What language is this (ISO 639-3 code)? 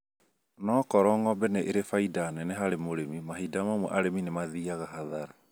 kik